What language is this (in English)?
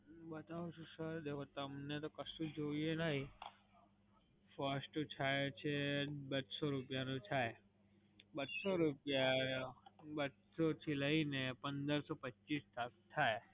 Gujarati